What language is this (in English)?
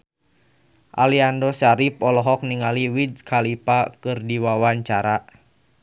Sundanese